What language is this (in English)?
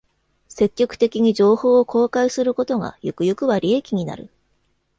Japanese